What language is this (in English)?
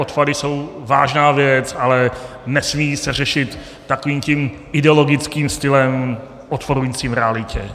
Czech